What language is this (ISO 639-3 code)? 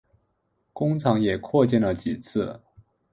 zho